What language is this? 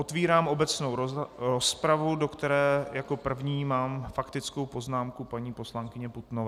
Czech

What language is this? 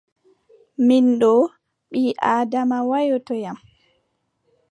Adamawa Fulfulde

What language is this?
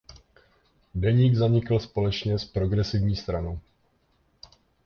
Czech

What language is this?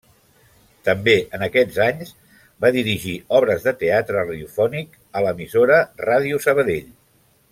Catalan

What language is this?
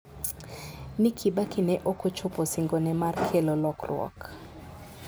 Luo (Kenya and Tanzania)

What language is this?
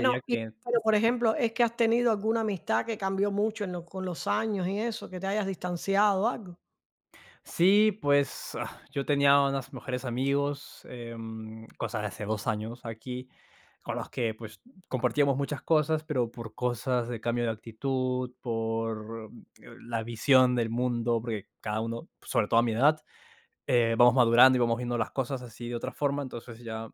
Spanish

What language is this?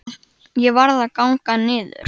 Icelandic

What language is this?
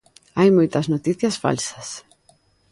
Galician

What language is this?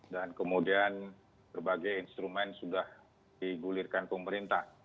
Indonesian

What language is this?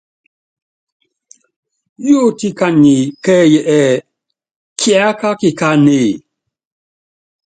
Yangben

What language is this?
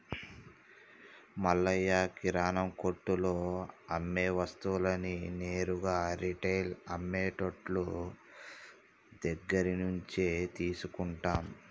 Telugu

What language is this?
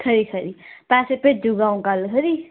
Dogri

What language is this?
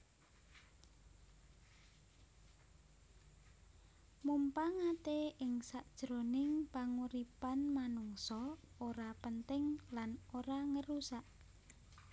Javanese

